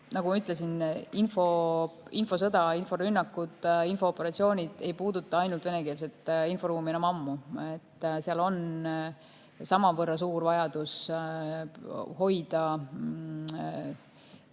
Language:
Estonian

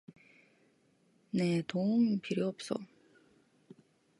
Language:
Korean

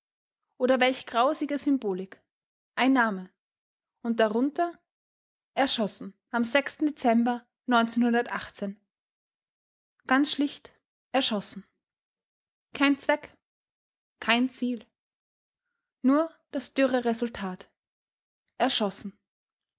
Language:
German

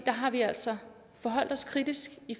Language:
Danish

